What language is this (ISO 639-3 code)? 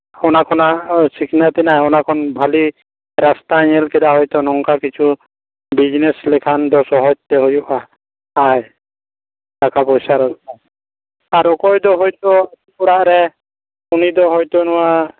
sat